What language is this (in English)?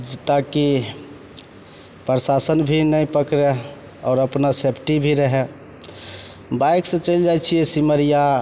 Maithili